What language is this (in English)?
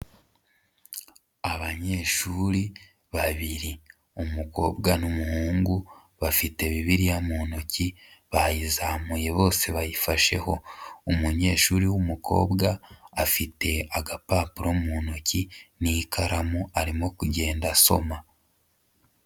Kinyarwanda